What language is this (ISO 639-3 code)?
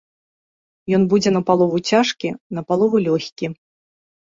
bel